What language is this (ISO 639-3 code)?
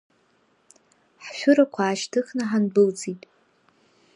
abk